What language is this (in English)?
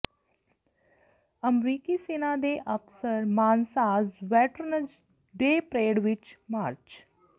Punjabi